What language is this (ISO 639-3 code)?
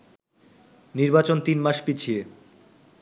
ben